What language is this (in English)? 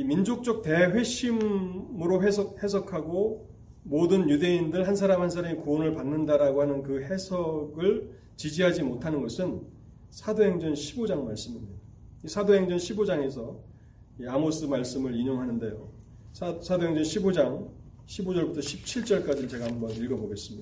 Korean